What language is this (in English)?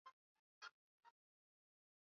Swahili